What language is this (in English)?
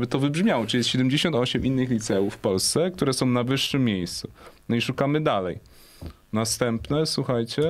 Polish